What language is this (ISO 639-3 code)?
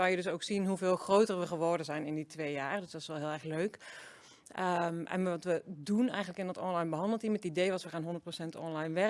nld